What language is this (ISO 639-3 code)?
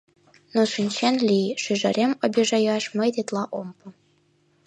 chm